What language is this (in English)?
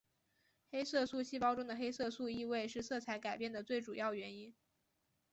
Chinese